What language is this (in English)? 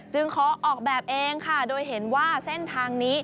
Thai